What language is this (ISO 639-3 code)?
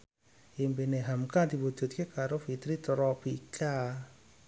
jav